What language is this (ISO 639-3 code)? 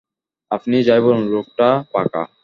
ben